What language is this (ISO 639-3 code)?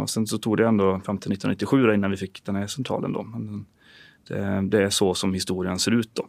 swe